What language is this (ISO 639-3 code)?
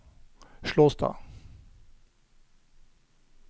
nor